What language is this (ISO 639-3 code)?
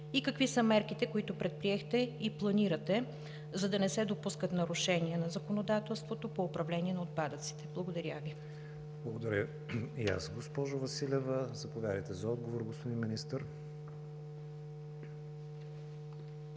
bul